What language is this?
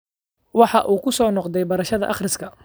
Somali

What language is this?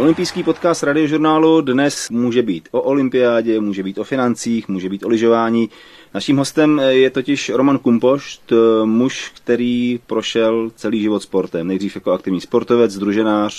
Czech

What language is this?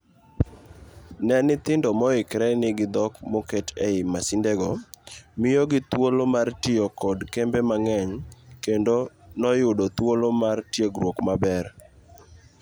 Luo (Kenya and Tanzania)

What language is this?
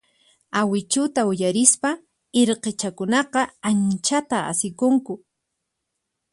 Puno Quechua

